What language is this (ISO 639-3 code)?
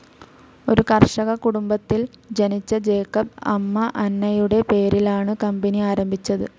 mal